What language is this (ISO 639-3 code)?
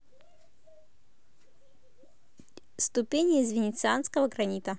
rus